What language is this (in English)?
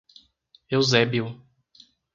Portuguese